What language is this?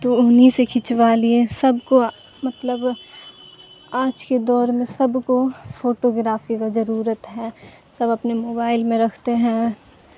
Urdu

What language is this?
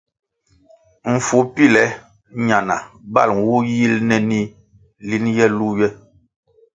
Kwasio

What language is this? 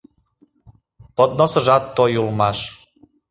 Mari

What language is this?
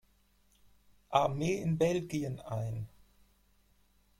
German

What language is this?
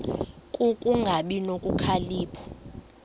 Xhosa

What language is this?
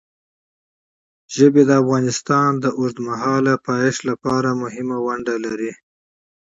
Pashto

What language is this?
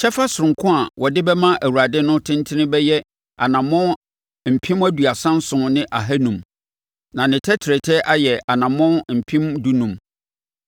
Akan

